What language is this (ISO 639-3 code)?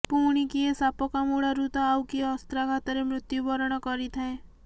ori